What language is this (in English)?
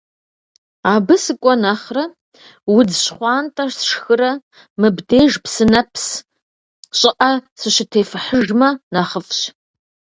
Kabardian